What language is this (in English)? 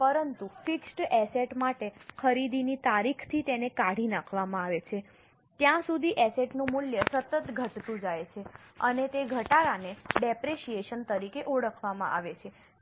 Gujarati